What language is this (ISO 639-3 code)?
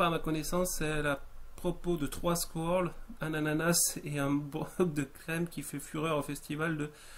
fra